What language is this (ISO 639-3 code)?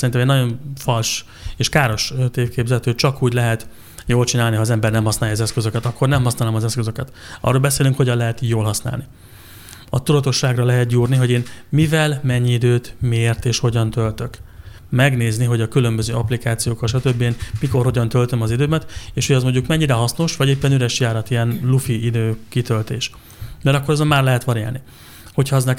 hun